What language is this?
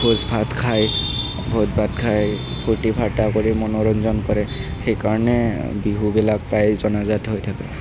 Assamese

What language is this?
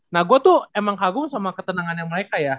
Indonesian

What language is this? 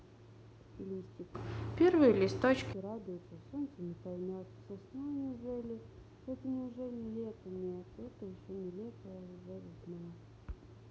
Russian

